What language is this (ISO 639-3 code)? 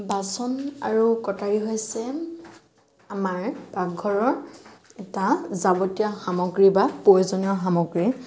asm